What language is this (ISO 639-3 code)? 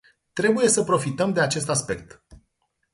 ron